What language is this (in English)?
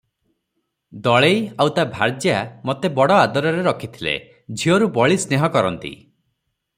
Odia